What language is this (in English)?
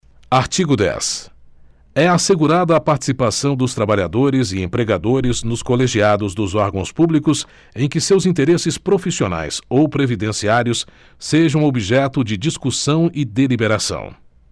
Portuguese